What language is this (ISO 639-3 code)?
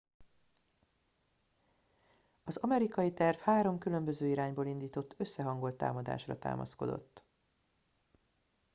hun